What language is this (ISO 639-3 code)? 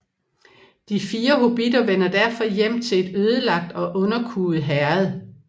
dan